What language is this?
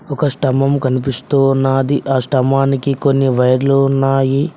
Telugu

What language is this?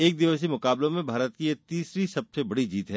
Hindi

